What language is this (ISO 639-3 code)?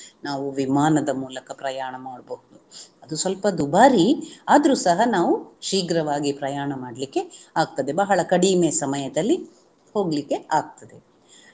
kan